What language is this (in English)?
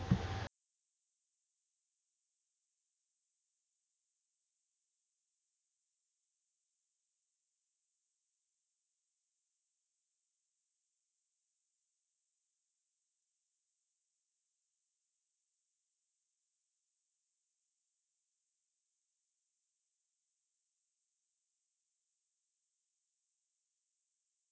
Punjabi